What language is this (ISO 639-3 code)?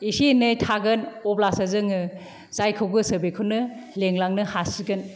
brx